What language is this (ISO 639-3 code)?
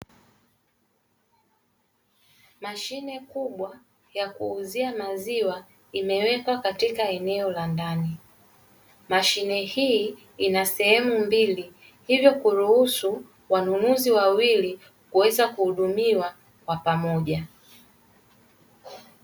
swa